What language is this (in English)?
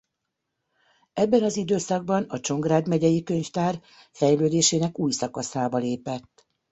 Hungarian